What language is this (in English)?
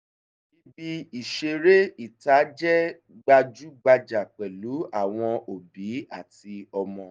Yoruba